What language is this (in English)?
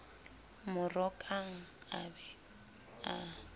Southern Sotho